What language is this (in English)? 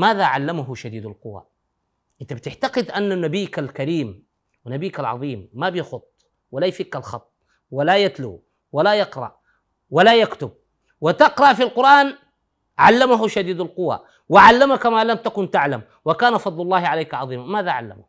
Arabic